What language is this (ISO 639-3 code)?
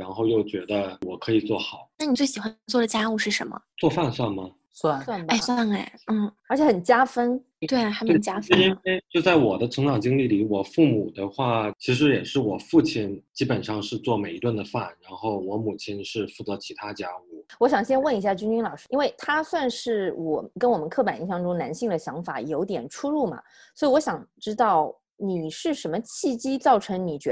zho